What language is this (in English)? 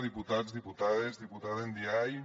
Catalan